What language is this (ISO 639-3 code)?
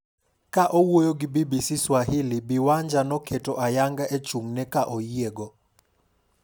luo